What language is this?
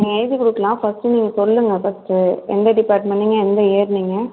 Tamil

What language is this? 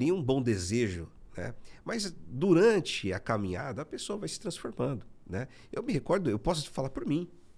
Portuguese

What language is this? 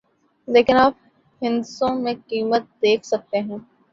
Urdu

